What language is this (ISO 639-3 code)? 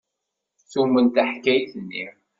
kab